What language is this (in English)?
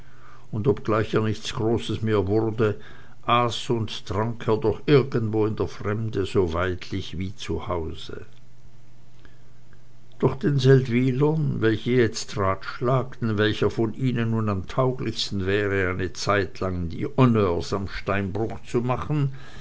German